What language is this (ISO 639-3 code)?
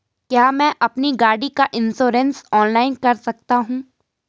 hin